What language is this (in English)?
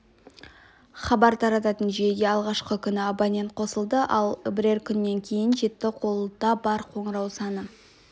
Kazakh